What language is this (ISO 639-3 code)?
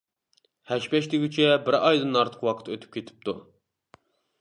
uig